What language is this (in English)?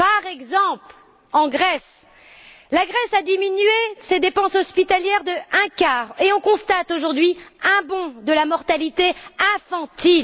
French